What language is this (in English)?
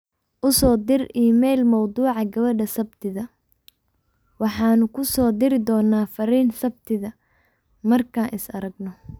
Somali